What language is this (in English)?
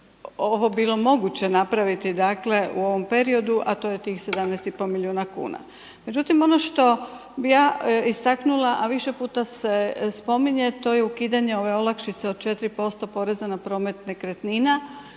Croatian